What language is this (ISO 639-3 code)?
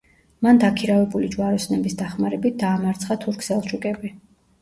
kat